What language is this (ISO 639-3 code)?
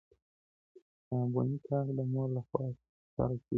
pus